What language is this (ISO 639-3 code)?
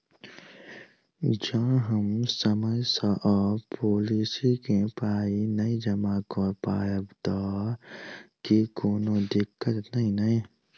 mai